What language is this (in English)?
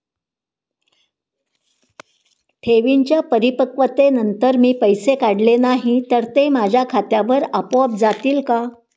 Marathi